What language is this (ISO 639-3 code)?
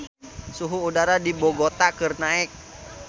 sun